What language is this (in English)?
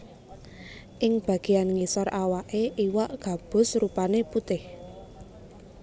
Javanese